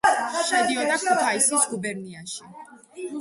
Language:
Georgian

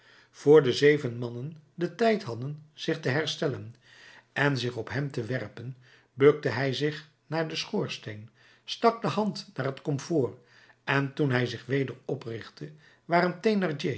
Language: Dutch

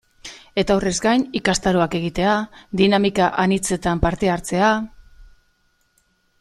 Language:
Basque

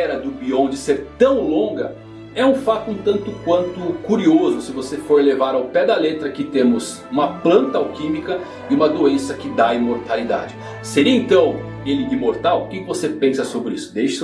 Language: Portuguese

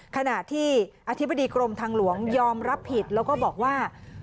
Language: Thai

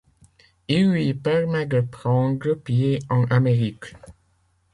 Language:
French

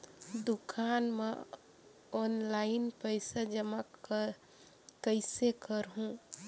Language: Chhattisgarhi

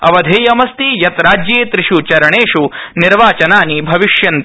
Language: Sanskrit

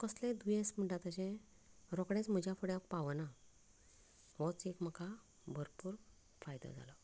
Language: Konkani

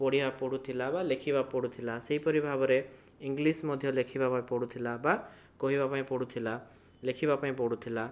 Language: Odia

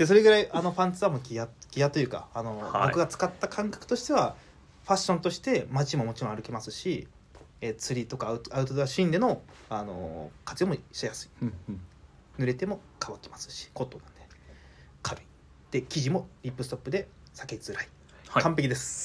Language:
Japanese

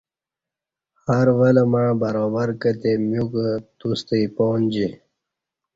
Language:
Kati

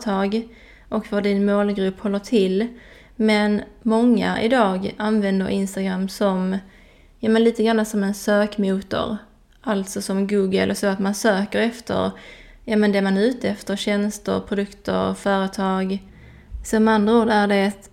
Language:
Swedish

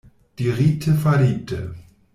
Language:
Esperanto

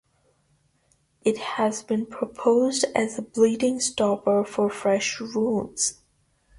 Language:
English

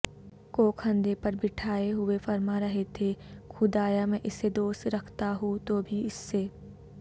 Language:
Urdu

